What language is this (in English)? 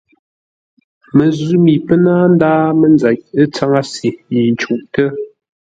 Ngombale